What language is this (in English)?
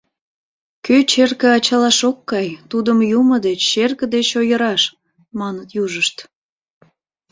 Mari